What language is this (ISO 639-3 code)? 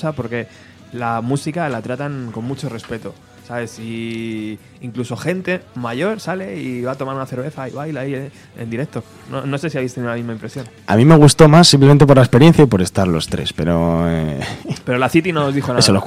spa